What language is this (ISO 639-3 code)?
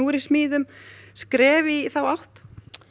isl